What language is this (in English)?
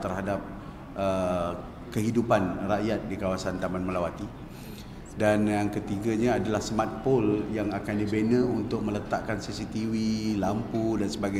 Malay